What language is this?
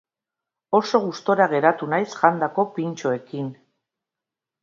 Basque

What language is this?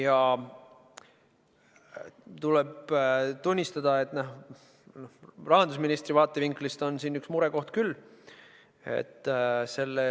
Estonian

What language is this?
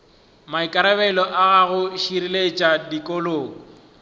Northern Sotho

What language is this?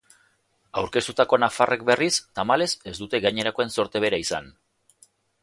Basque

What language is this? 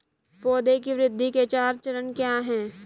Hindi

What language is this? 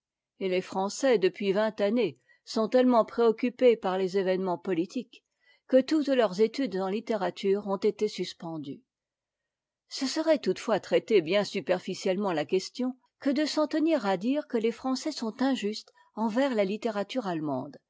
French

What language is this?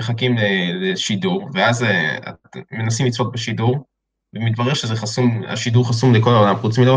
Hebrew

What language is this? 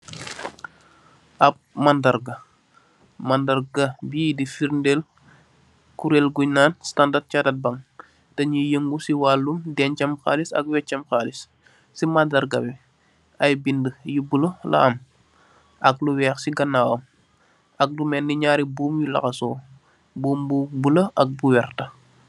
Wolof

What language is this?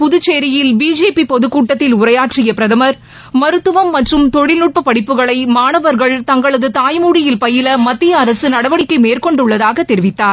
Tamil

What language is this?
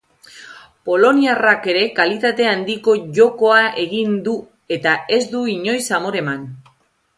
Basque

